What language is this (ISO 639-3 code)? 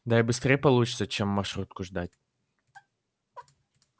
rus